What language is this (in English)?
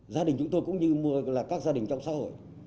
Vietnamese